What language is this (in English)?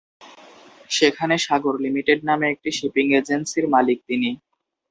Bangla